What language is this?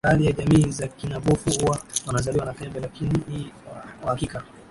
Swahili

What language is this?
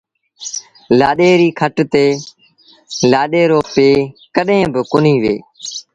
Sindhi Bhil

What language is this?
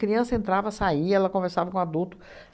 Portuguese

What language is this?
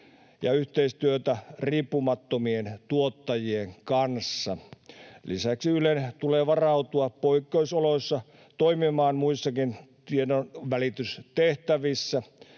Finnish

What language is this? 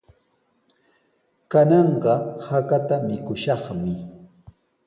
Sihuas Ancash Quechua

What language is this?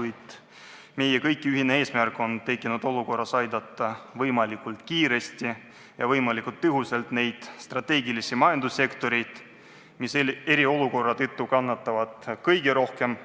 Estonian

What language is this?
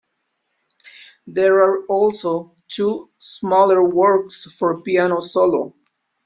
English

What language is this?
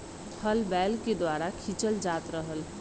Bhojpuri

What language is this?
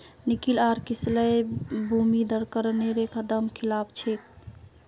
Magahi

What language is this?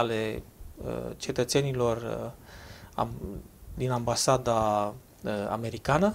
Romanian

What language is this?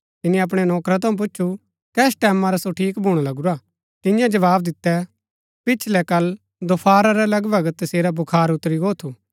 Gaddi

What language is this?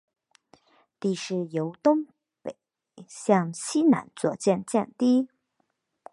Chinese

